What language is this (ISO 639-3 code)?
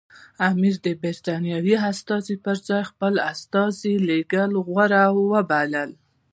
pus